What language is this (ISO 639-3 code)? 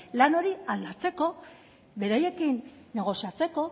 eus